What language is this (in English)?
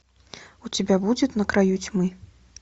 Russian